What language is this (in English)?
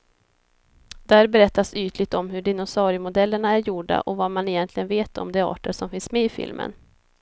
Swedish